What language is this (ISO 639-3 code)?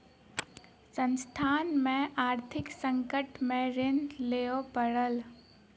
mai